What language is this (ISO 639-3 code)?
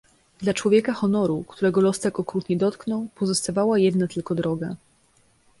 pol